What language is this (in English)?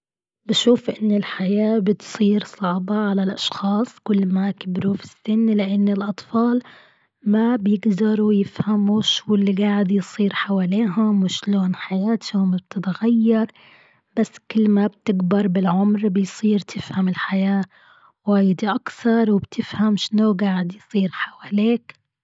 Gulf Arabic